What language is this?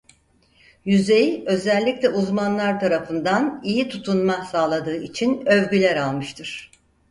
Turkish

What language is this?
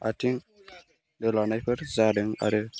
Bodo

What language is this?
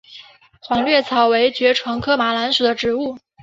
Chinese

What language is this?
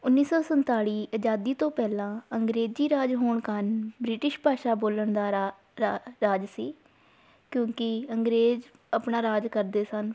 Punjabi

